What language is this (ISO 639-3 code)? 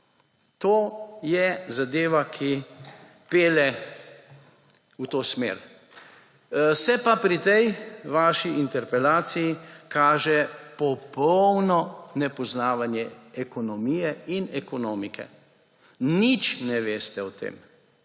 slv